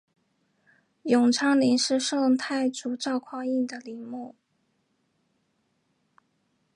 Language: Chinese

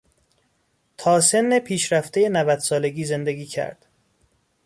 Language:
Persian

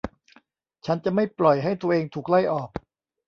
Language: Thai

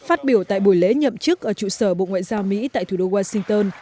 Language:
Vietnamese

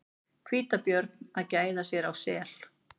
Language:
Icelandic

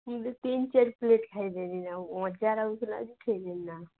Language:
Odia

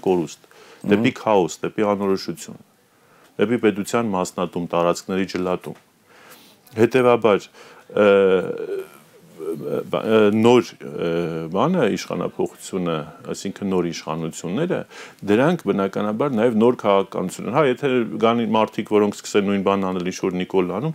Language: Romanian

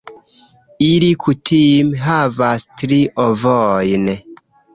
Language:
Esperanto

